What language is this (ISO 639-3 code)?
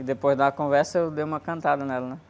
por